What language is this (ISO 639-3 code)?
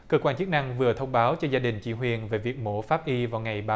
vie